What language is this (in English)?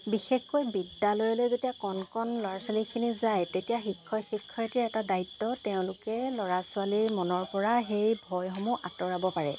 Assamese